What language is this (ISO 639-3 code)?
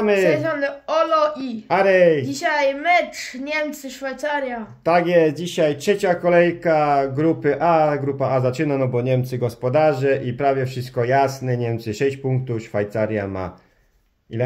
pol